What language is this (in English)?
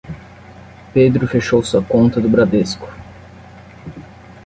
Portuguese